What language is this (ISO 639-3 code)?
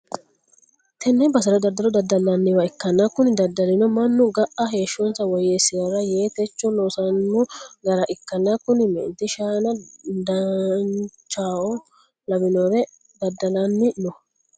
sid